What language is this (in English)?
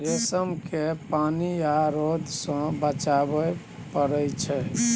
Maithili